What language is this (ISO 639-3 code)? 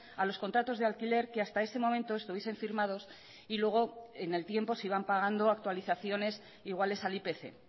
spa